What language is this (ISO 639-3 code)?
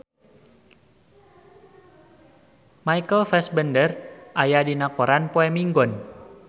sun